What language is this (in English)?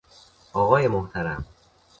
Persian